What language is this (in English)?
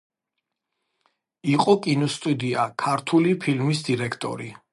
Georgian